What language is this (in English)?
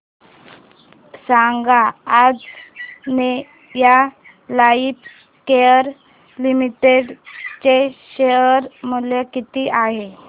Marathi